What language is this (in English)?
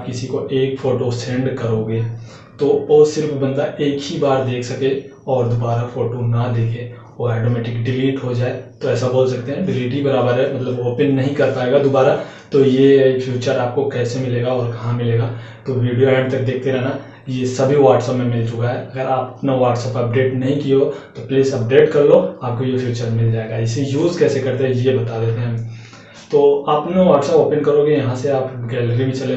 Hindi